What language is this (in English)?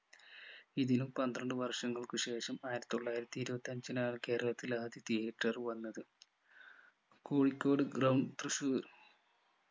Malayalam